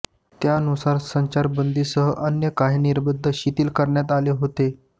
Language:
Marathi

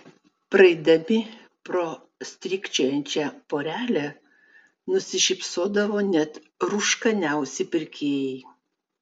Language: Lithuanian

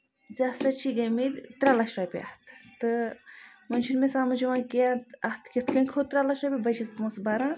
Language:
Kashmiri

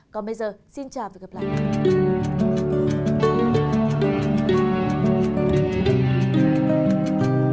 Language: Vietnamese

